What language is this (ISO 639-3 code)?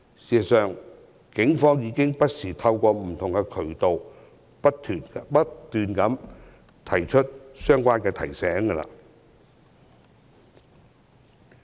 yue